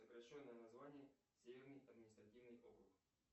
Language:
Russian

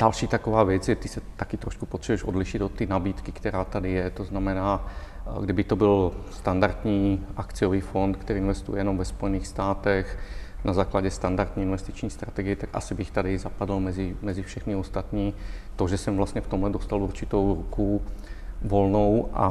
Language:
Czech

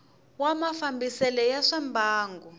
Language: Tsonga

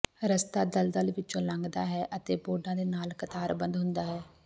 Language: Punjabi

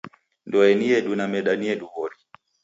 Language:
Taita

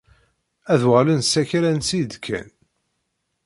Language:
Kabyle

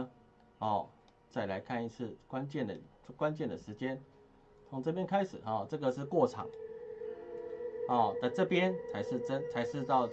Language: Chinese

